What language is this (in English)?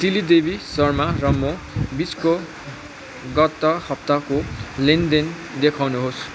Nepali